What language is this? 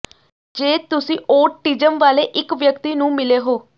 Punjabi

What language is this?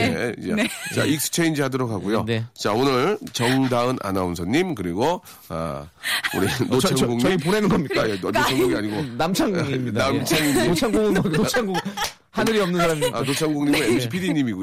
Korean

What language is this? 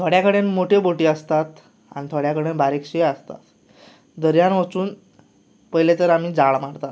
Konkani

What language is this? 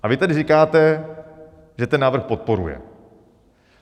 Czech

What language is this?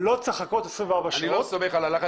Hebrew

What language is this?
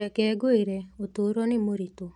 Kikuyu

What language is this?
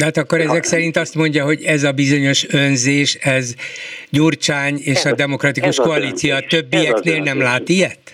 Hungarian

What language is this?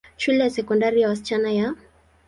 Swahili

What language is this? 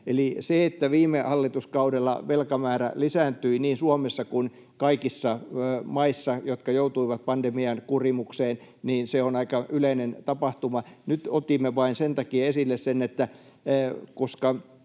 Finnish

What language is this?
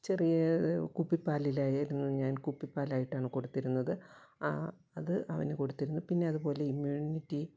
Malayalam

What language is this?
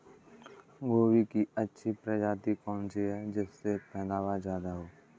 Hindi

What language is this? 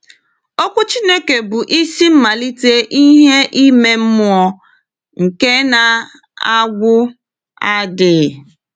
Igbo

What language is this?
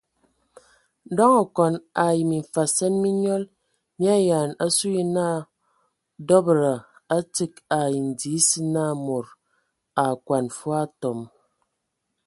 Ewondo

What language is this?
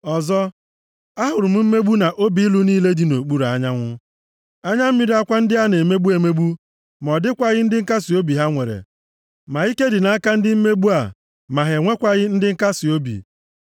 Igbo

